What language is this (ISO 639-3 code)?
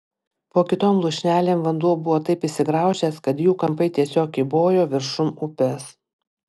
lit